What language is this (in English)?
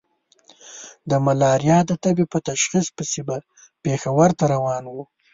Pashto